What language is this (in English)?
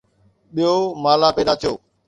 Sindhi